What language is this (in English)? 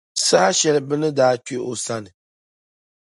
Dagbani